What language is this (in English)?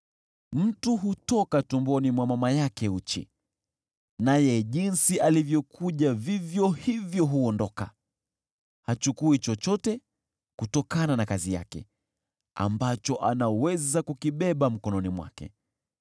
Swahili